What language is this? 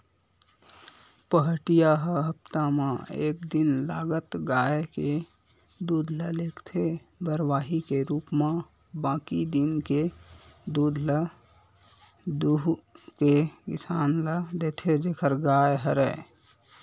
Chhattisgarhi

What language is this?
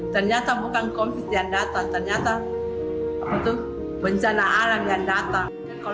Indonesian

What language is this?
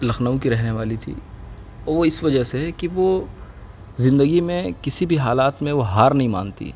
Urdu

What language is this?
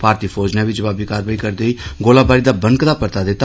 Dogri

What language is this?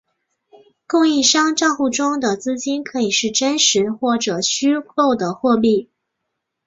Chinese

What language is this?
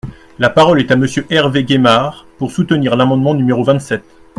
French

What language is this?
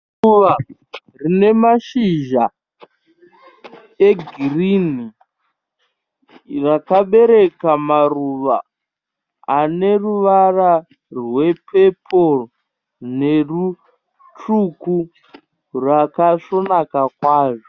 Shona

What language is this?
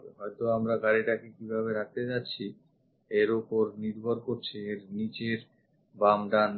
Bangla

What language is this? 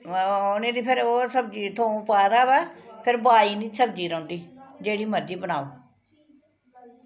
Dogri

